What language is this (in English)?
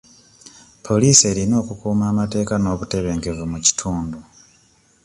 Ganda